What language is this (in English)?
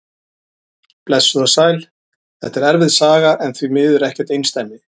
Icelandic